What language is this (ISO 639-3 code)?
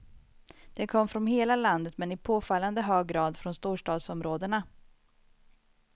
swe